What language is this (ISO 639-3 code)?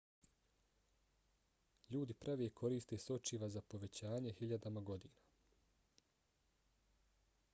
bos